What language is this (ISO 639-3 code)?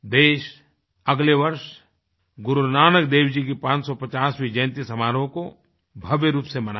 hin